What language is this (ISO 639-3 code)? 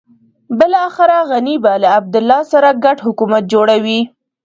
pus